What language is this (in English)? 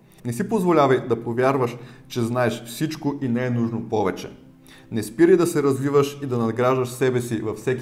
Bulgarian